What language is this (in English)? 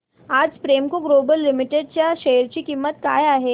Marathi